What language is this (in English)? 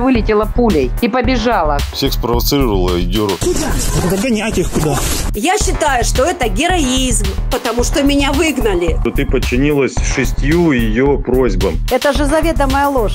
Russian